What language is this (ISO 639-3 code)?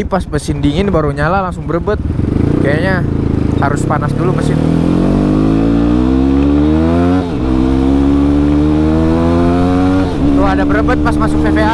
ind